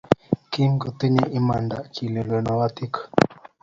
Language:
Kalenjin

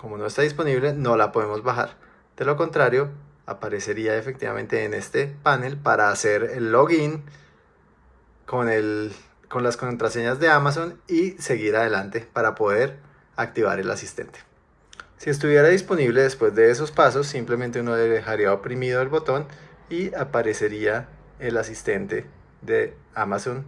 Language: Spanish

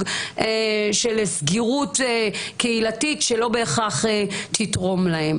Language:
Hebrew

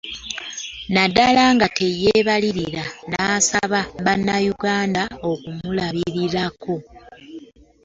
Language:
Ganda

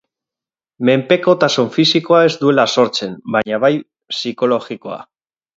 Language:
Basque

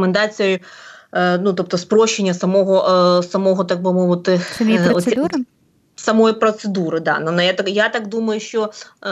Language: Ukrainian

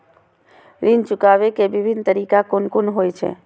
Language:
Maithili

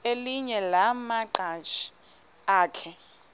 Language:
Xhosa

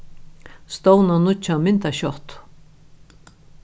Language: Faroese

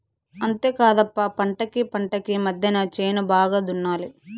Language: Telugu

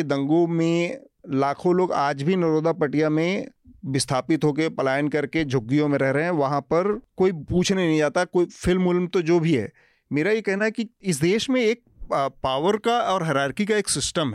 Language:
Hindi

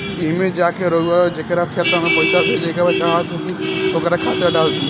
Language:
Bhojpuri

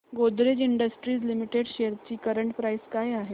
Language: Marathi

